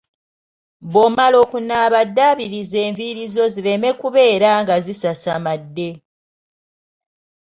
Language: Ganda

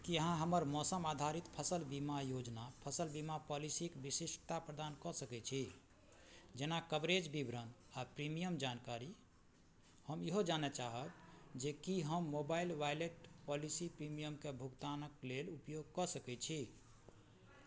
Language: Maithili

